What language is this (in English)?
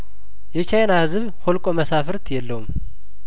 Amharic